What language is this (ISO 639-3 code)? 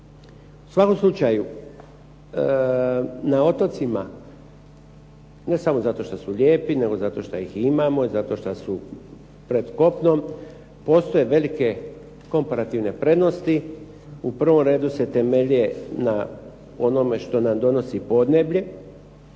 hrv